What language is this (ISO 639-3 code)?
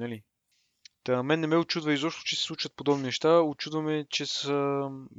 bul